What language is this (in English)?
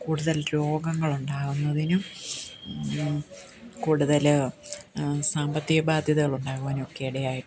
Malayalam